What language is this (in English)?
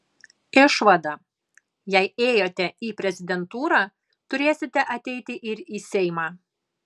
Lithuanian